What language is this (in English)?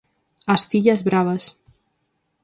Galician